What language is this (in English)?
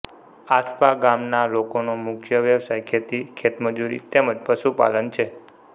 Gujarati